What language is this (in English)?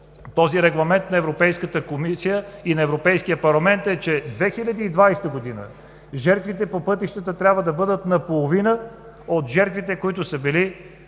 Bulgarian